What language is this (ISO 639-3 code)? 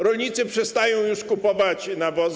pol